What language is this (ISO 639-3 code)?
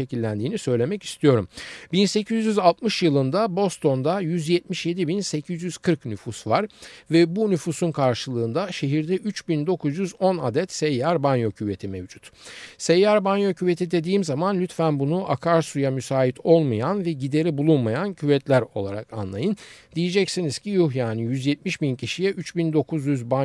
tur